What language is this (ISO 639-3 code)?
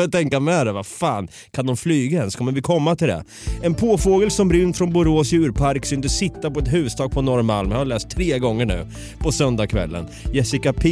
swe